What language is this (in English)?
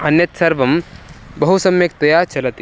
Sanskrit